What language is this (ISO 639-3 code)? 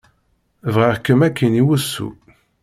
kab